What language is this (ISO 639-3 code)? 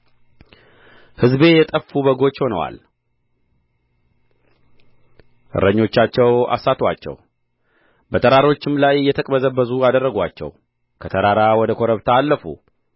amh